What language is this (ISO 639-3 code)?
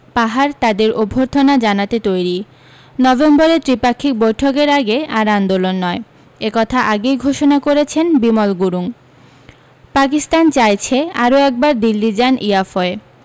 ben